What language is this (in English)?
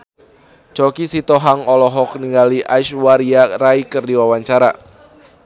Sundanese